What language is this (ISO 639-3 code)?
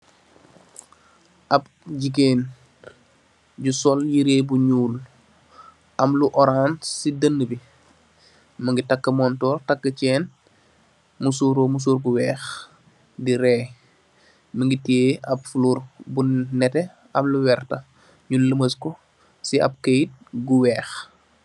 wol